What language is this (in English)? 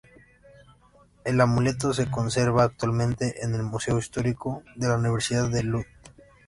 Spanish